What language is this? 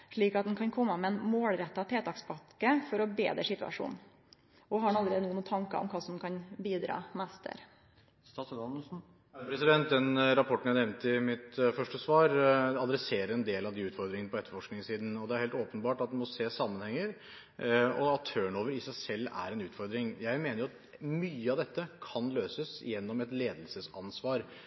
Norwegian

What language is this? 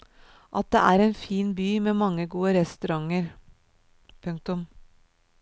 Norwegian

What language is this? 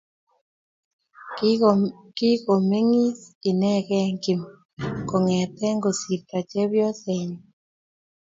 Kalenjin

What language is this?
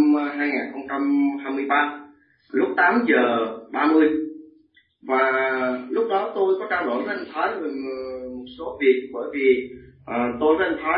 Vietnamese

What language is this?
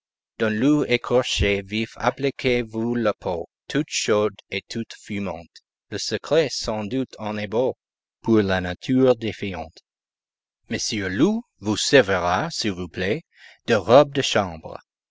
French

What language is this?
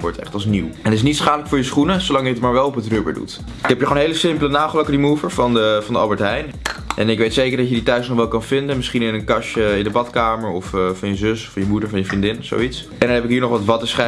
Dutch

